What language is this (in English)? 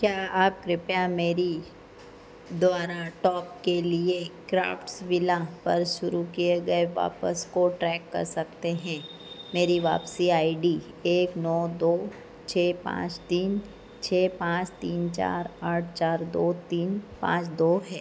Hindi